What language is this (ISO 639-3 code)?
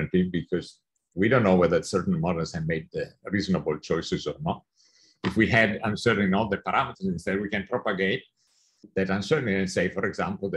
eng